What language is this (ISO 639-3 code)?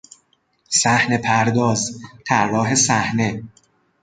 fas